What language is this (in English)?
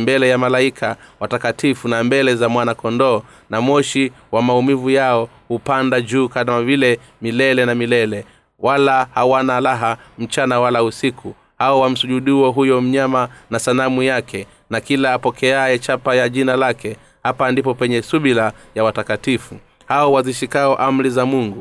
Swahili